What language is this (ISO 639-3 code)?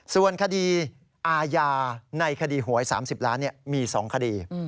tha